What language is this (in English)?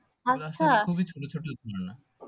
Bangla